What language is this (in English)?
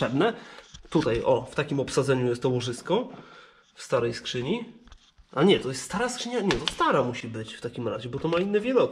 Polish